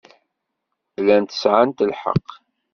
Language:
Kabyle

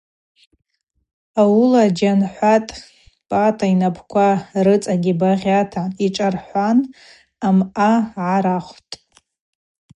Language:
Abaza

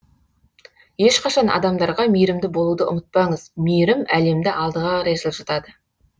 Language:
Kazakh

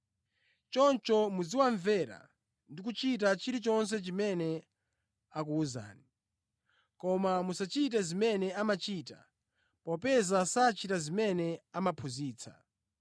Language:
Nyanja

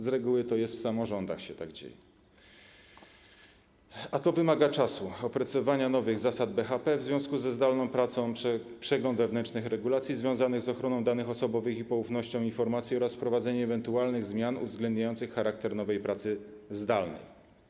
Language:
Polish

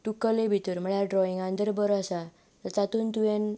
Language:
Konkani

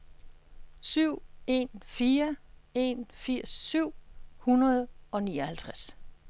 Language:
Danish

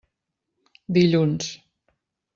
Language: Catalan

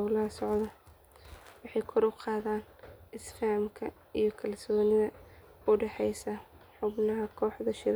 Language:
Somali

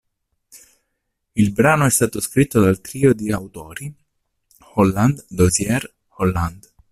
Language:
Italian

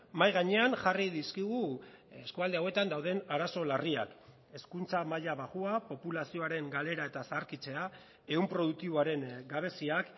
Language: Basque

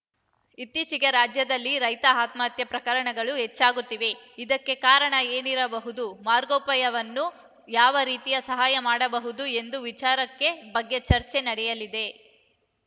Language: Kannada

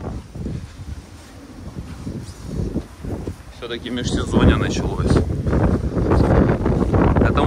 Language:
Russian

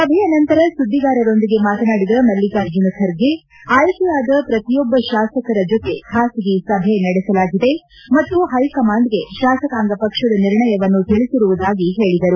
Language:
Kannada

